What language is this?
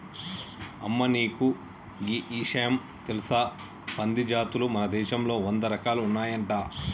Telugu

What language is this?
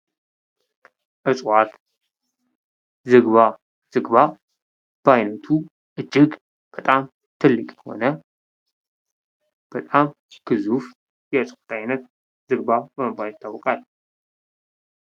Amharic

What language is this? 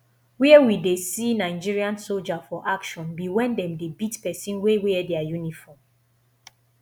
Nigerian Pidgin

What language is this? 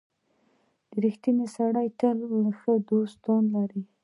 Pashto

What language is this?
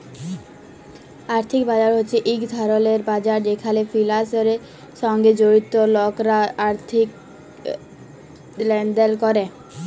Bangla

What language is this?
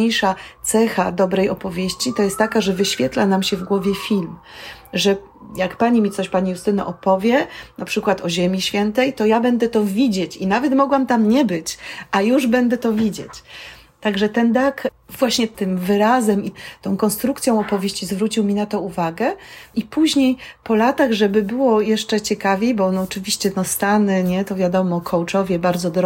Polish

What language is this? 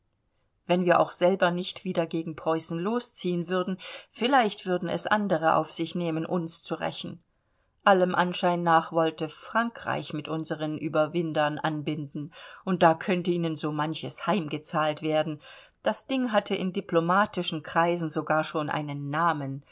German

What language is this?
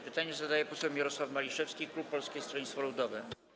Polish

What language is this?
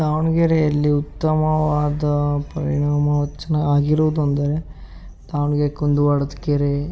Kannada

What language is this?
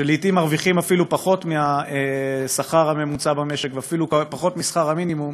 Hebrew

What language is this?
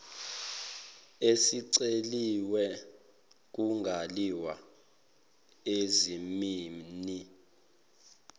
Zulu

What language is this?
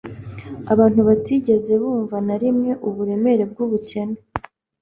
Kinyarwanda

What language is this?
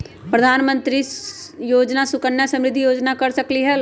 Magahi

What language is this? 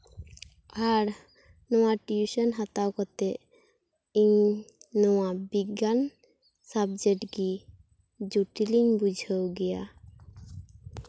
Santali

